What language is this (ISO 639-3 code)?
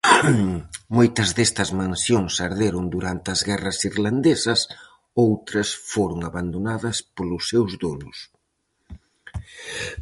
glg